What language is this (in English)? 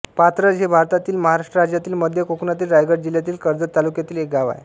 Marathi